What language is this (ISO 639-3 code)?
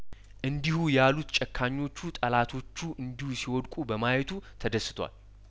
amh